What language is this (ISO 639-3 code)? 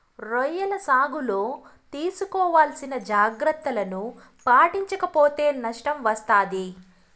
tel